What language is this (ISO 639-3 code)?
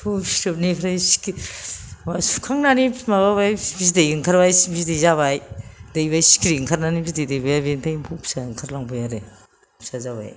brx